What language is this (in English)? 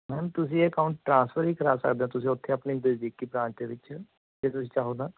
Punjabi